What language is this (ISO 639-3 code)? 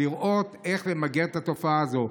heb